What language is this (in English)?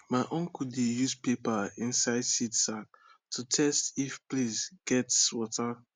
Nigerian Pidgin